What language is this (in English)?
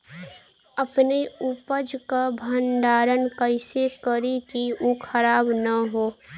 Bhojpuri